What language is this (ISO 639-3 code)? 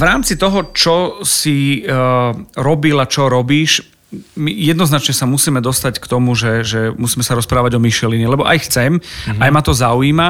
slk